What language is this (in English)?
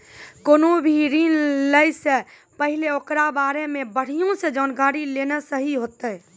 Maithili